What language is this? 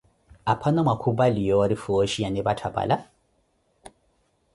Koti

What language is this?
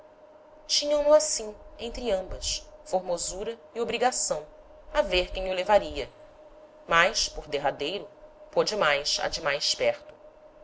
Portuguese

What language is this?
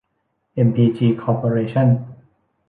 Thai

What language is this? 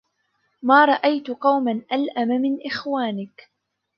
Arabic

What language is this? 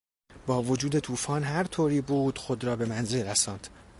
Persian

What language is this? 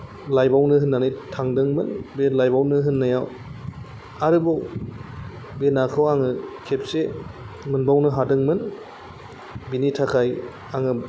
Bodo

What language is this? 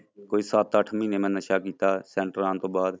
Punjabi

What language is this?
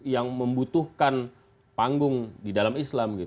Indonesian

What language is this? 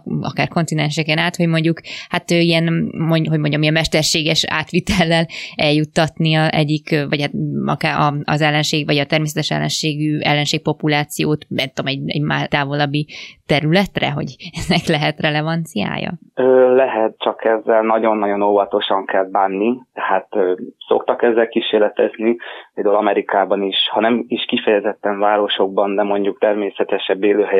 Hungarian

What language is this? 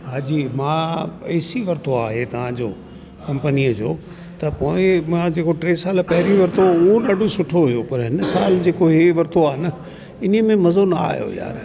Sindhi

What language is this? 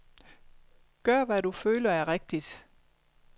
Danish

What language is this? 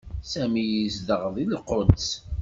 Kabyle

